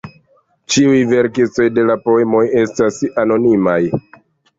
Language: Esperanto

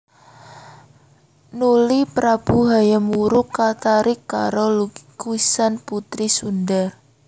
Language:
Javanese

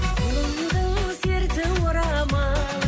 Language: Kazakh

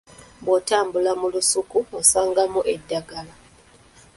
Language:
Ganda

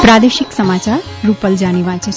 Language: Gujarati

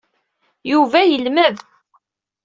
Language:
Kabyle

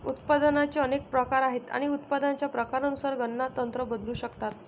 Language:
Marathi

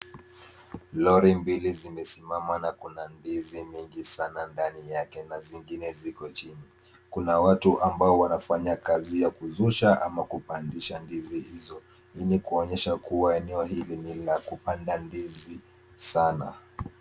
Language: Swahili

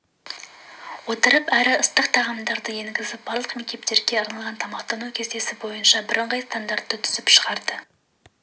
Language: Kazakh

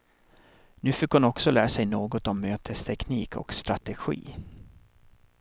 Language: Swedish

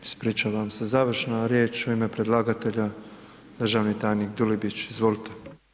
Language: Croatian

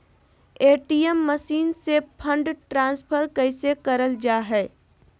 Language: Magahi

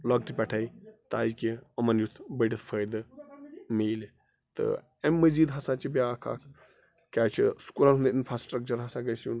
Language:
Kashmiri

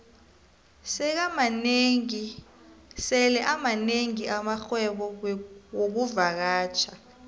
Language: South Ndebele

